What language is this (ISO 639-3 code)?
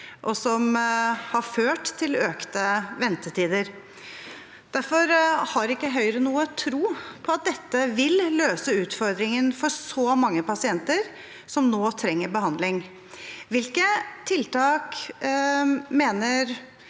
nor